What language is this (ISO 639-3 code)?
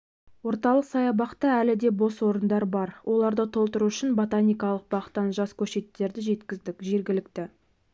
kaz